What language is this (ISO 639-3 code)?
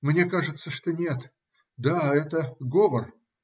rus